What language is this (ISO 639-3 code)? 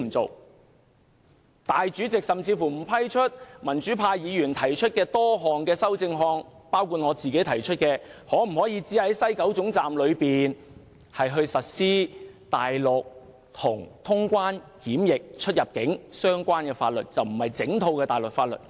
yue